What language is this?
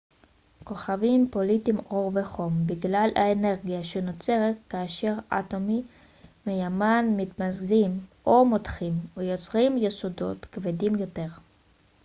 Hebrew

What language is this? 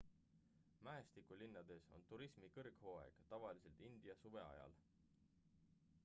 Estonian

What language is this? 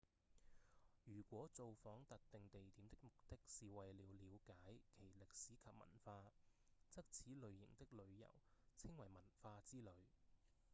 Cantonese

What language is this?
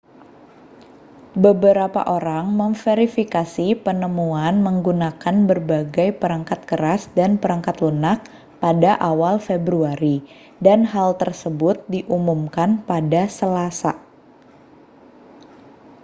Indonesian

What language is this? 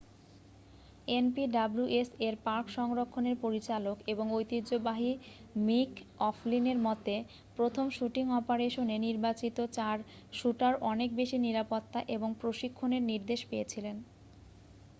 Bangla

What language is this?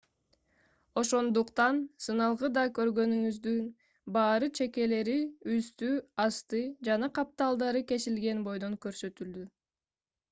Kyrgyz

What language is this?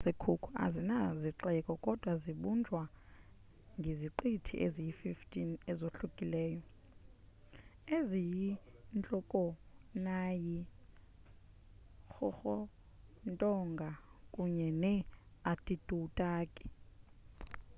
Xhosa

